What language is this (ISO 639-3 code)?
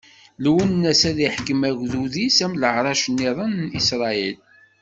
kab